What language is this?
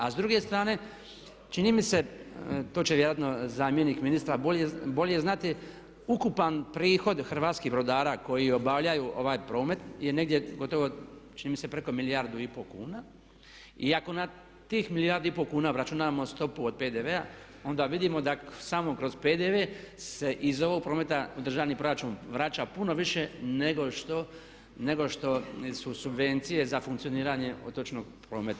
Croatian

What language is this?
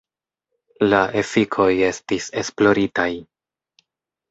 Esperanto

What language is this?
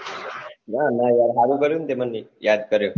Gujarati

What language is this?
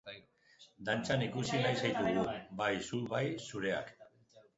Basque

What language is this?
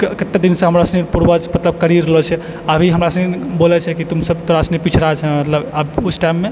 Maithili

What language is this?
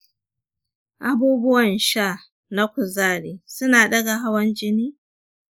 Hausa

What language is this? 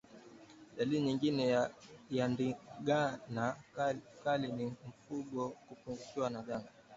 Swahili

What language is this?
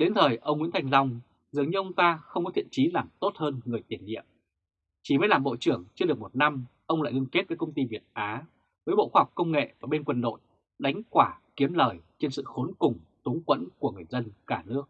Vietnamese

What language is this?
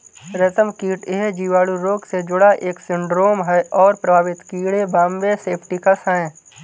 Hindi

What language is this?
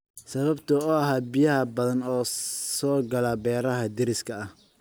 Somali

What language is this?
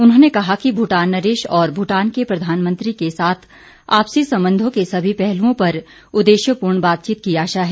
Hindi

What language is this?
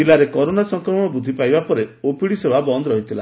Odia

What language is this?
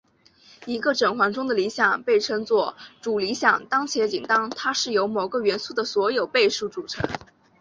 Chinese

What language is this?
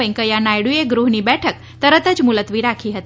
Gujarati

